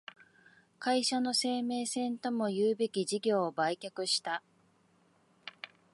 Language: Japanese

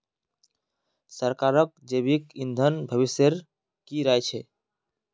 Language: Magahi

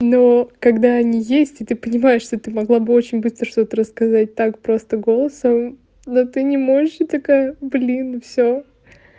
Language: Russian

